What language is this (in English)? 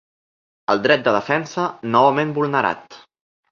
Catalan